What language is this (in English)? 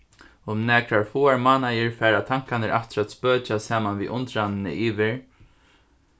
Faroese